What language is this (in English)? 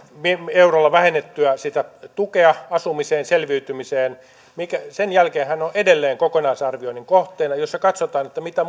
Finnish